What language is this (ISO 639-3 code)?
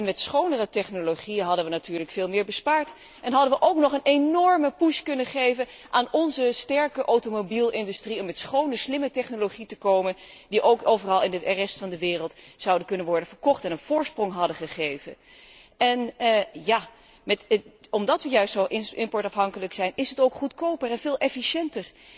nld